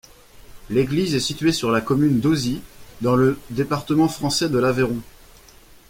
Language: French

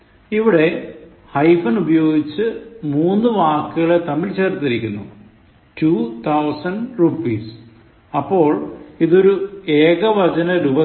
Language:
Malayalam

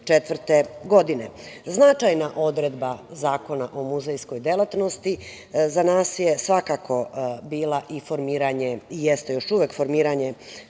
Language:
Serbian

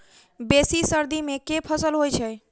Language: Maithili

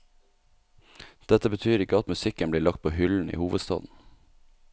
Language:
Norwegian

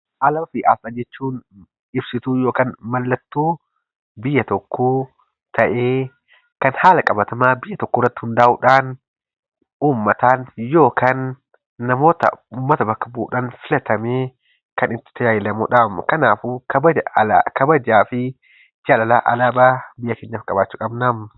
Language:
Oromo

